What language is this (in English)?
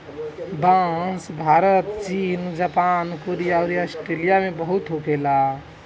Bhojpuri